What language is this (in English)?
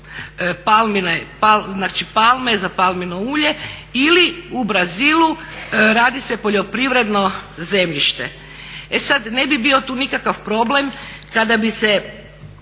Croatian